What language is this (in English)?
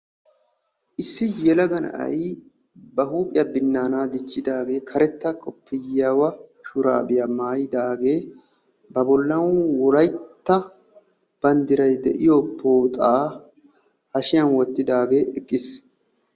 Wolaytta